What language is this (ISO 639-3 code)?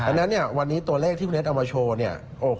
tha